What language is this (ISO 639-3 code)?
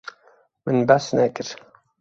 kur